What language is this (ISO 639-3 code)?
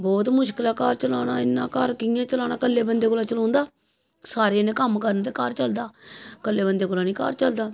doi